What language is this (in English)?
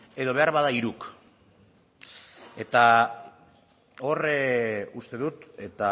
Basque